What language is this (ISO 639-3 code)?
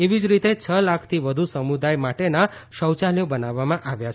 guj